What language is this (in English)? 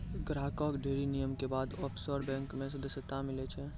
Maithili